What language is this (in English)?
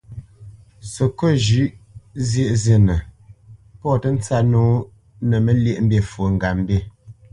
Bamenyam